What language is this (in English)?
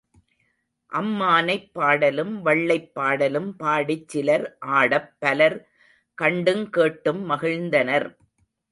Tamil